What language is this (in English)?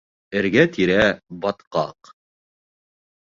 Bashkir